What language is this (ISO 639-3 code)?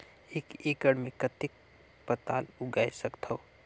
hne